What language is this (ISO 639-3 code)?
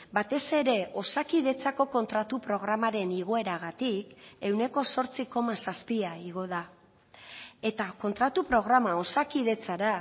eus